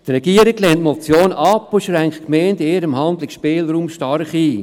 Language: Swiss German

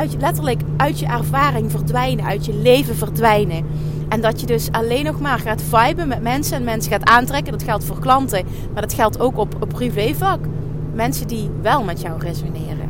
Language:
Dutch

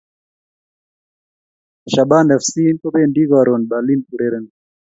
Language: Kalenjin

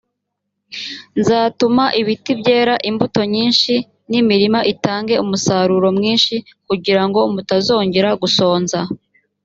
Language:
Kinyarwanda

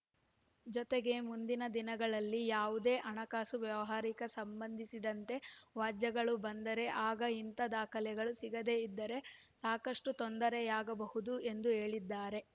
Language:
Kannada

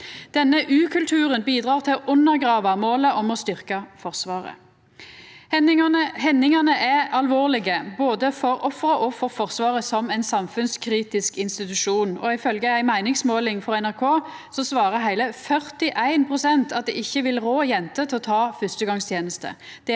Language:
Norwegian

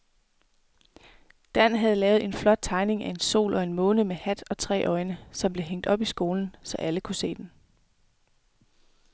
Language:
Danish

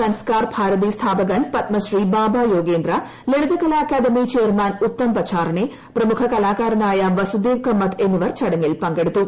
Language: Malayalam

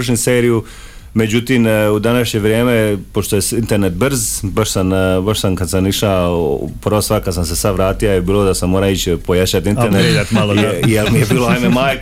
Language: Croatian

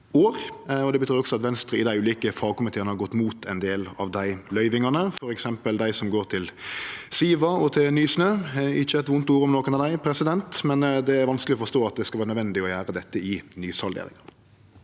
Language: Norwegian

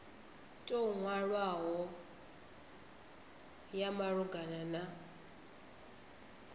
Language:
Venda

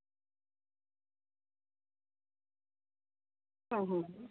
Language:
Santali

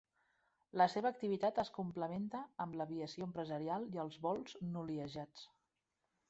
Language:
Catalan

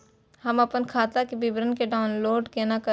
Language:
Maithili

